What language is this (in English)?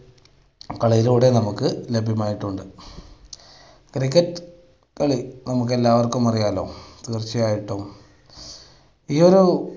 Malayalam